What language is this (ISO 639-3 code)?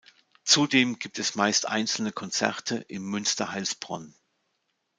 deu